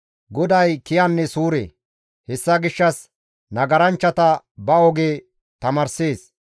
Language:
Gamo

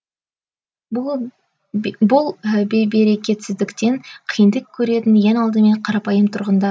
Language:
Kazakh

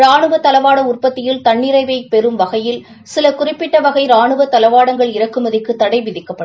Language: Tamil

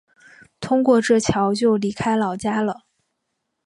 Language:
Chinese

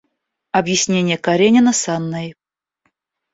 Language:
Russian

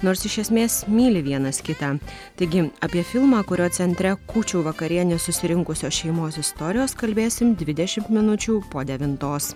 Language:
Lithuanian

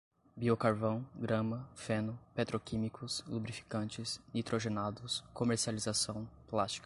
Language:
Portuguese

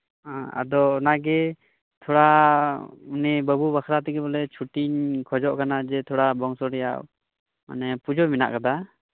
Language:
Santali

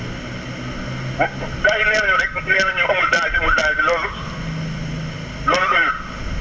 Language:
Wolof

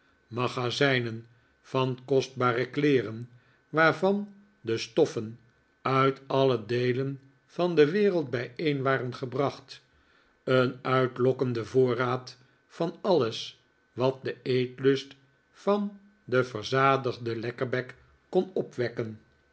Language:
Dutch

